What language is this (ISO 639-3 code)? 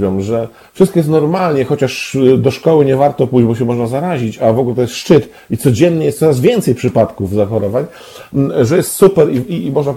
pol